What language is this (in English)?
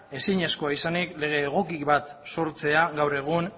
Basque